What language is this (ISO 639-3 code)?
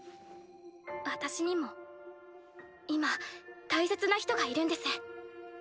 jpn